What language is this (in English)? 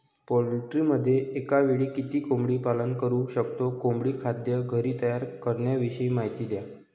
Marathi